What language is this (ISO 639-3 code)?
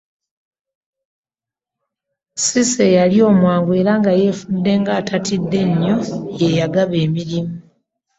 lug